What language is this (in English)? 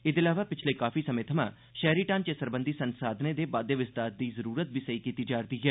Dogri